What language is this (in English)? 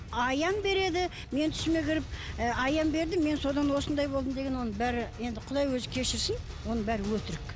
Kazakh